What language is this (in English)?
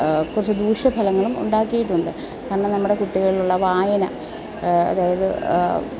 Malayalam